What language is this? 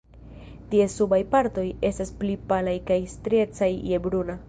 Esperanto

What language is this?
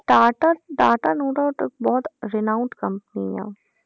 Punjabi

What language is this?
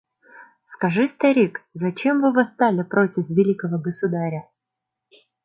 Mari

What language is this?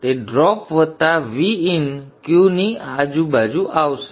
Gujarati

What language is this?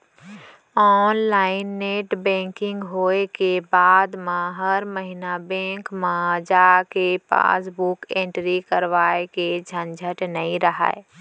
Chhattisgarhi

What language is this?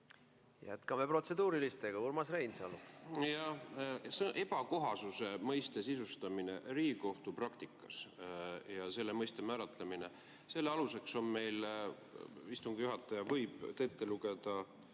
Estonian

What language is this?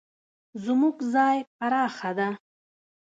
Pashto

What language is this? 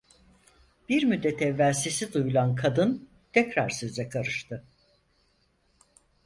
Turkish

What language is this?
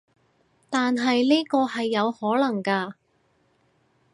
Cantonese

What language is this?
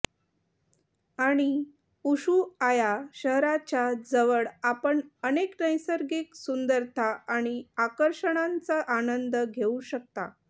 Marathi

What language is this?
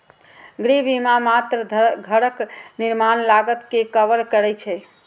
Maithili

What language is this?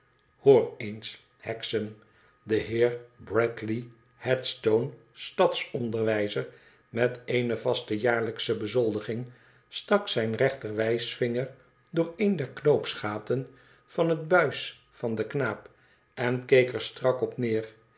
Dutch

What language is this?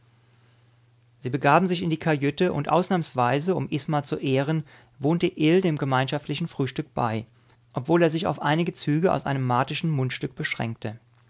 German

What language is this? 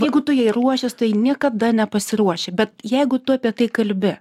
Lithuanian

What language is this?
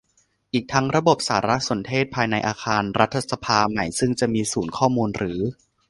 Thai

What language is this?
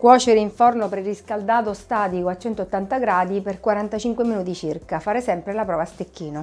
Italian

